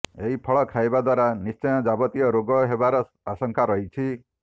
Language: Odia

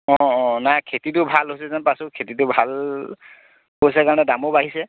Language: Assamese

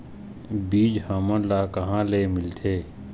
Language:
Chhattisgarhi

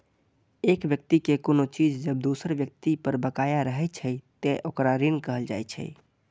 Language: Maithili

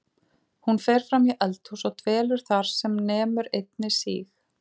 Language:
Icelandic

